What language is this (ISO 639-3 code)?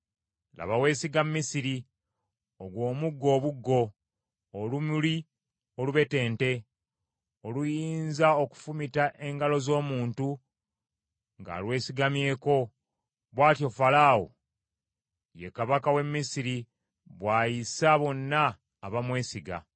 lug